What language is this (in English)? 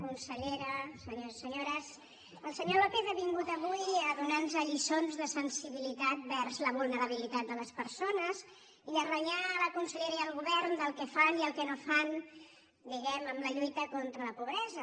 Catalan